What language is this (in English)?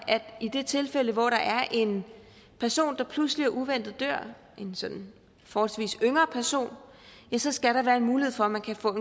Danish